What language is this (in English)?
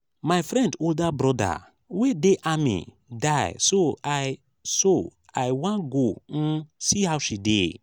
Nigerian Pidgin